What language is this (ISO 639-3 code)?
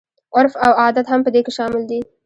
pus